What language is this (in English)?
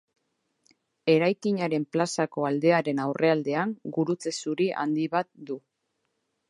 Basque